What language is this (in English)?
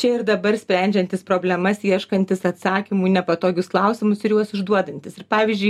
Lithuanian